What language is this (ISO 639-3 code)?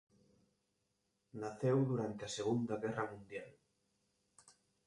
glg